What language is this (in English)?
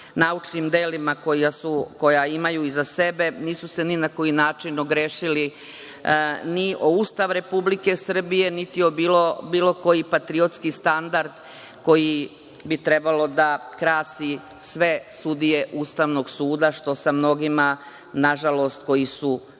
Serbian